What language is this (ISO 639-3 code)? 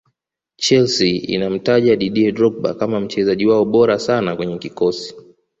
swa